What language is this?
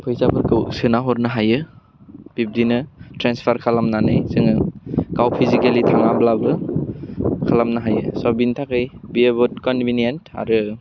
Bodo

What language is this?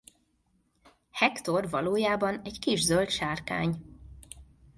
Hungarian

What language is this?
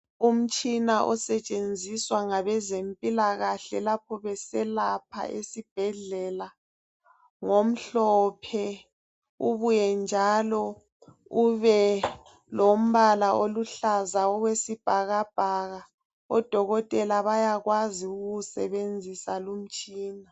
North Ndebele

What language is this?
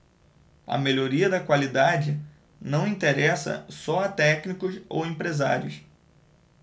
Portuguese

